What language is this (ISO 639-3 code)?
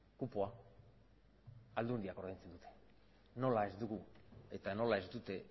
eus